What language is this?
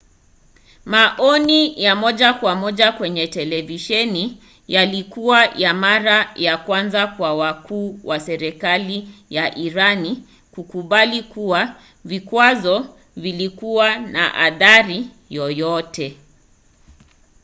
Swahili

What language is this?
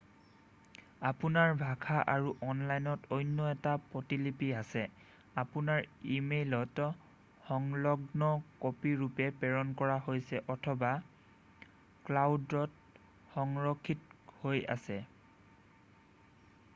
Assamese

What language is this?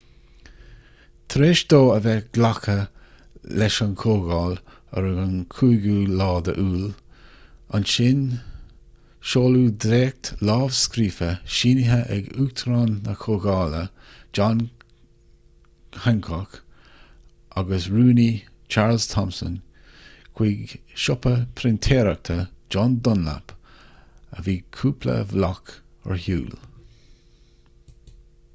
Irish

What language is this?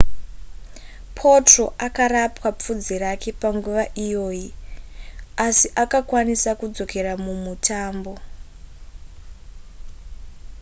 Shona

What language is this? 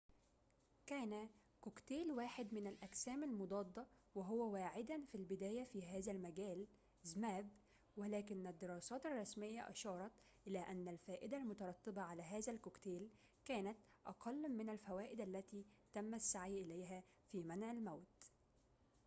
Arabic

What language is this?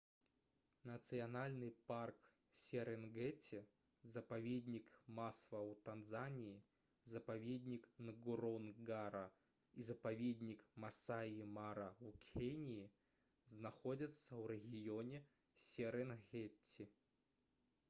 Belarusian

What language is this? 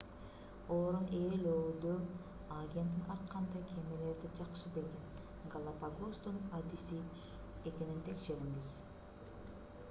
Kyrgyz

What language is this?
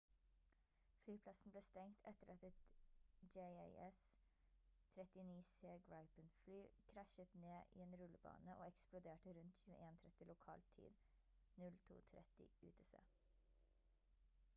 Norwegian Bokmål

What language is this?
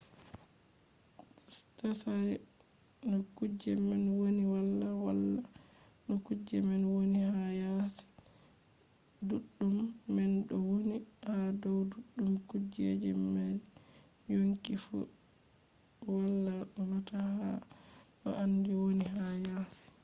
Fula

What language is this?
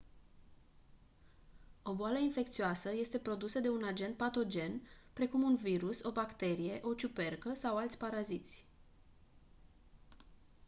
Romanian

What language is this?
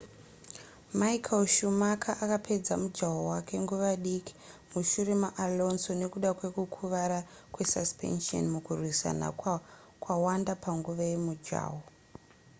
Shona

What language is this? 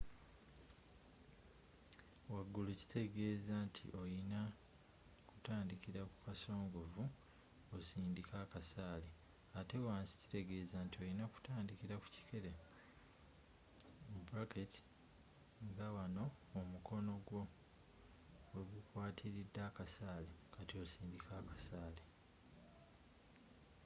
Ganda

